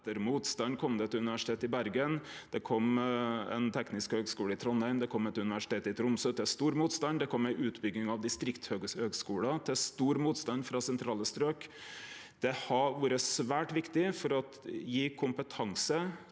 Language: Norwegian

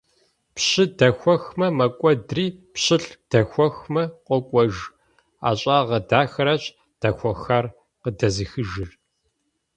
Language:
Kabardian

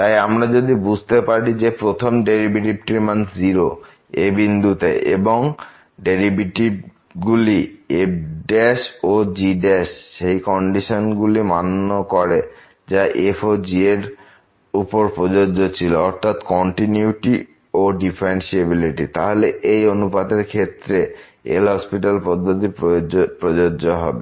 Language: Bangla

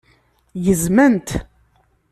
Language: Kabyle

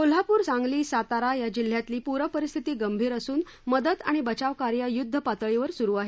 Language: Marathi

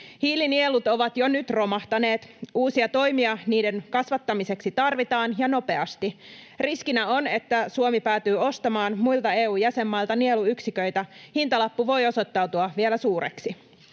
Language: Finnish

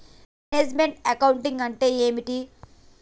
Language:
Telugu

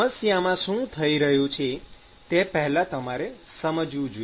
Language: Gujarati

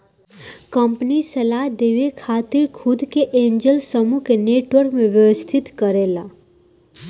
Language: Bhojpuri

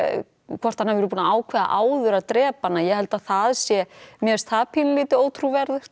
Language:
Icelandic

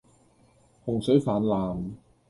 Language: Cantonese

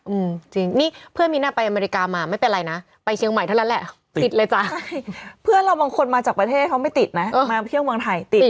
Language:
Thai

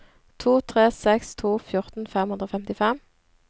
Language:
Norwegian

